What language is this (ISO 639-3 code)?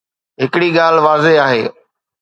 snd